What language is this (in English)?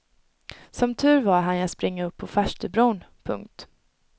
Swedish